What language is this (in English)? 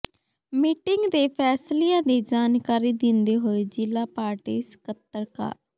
Punjabi